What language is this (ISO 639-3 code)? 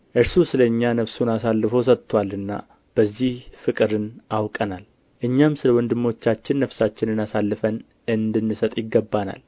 amh